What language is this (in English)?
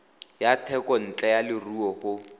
Tswana